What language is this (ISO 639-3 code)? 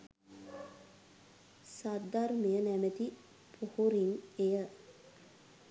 sin